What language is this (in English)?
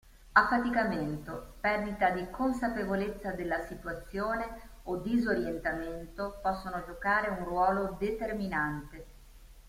Italian